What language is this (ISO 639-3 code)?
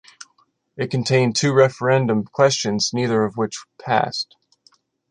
eng